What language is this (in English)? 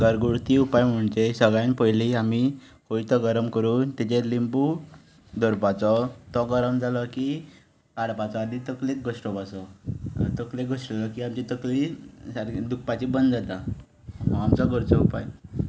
Konkani